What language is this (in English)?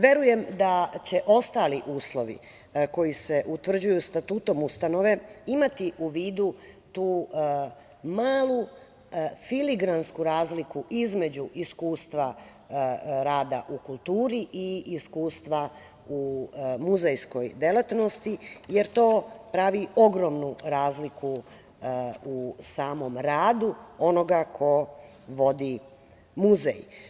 Serbian